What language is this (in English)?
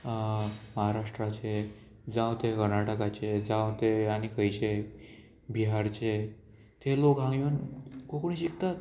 Konkani